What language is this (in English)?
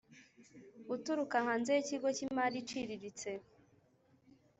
Kinyarwanda